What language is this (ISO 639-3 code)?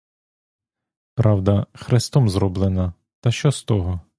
ukr